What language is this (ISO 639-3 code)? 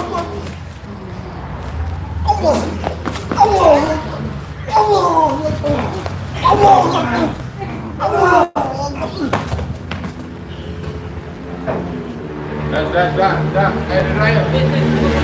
ind